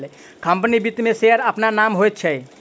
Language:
Maithili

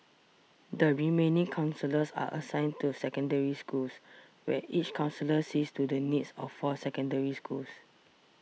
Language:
English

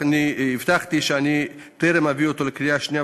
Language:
Hebrew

